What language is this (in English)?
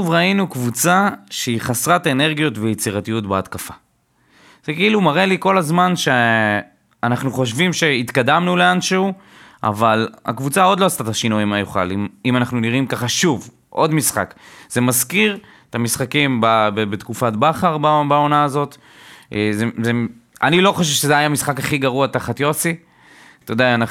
Hebrew